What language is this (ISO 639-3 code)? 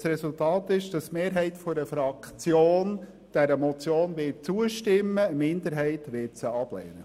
gsw